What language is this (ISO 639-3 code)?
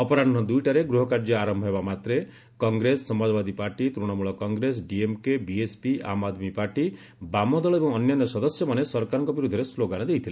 ori